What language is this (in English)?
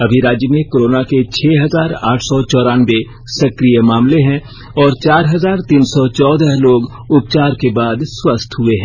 Hindi